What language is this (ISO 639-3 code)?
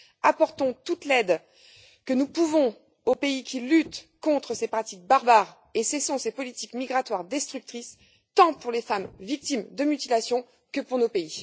fra